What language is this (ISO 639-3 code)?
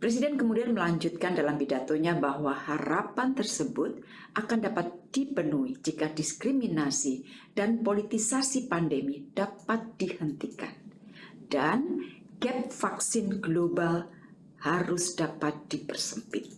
ind